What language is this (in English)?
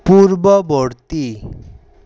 Assamese